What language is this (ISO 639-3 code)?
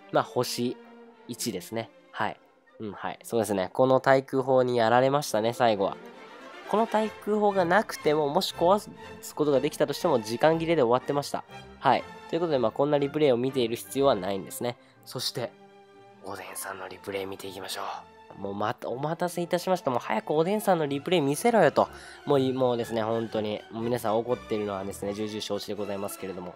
jpn